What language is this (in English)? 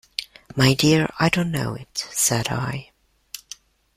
English